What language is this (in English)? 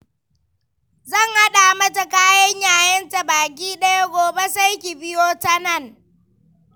Hausa